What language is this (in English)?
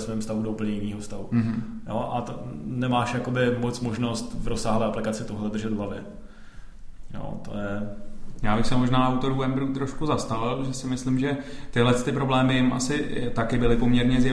Czech